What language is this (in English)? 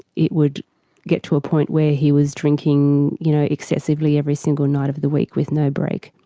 English